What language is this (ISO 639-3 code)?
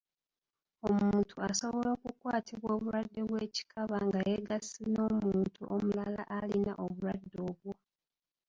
lug